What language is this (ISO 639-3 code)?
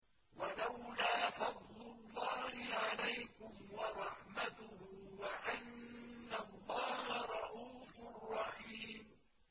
ara